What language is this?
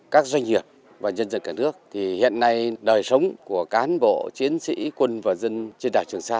Vietnamese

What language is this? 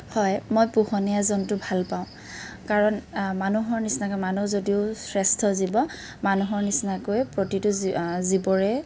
Assamese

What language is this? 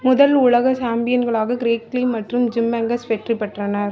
Tamil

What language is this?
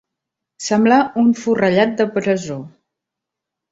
Catalan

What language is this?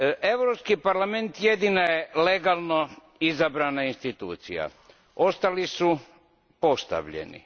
Croatian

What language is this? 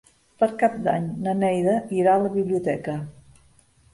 Catalan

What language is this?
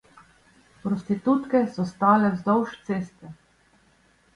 Slovenian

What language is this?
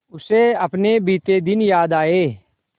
Hindi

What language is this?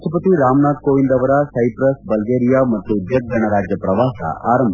Kannada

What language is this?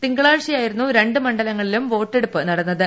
Malayalam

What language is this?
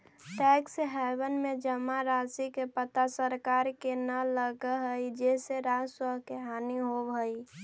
Magahi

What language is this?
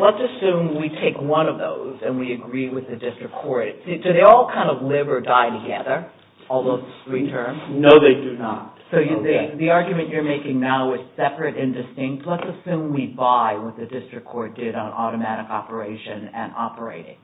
English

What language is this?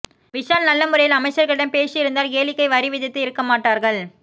Tamil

